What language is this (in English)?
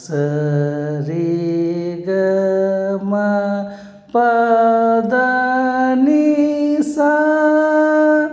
Kannada